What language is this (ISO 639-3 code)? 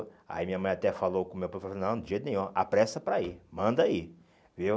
por